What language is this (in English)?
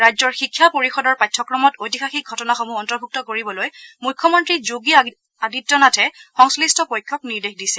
Assamese